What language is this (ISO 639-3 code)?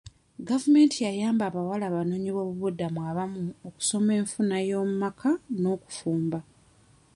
lug